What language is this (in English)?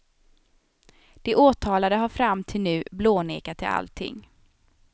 Swedish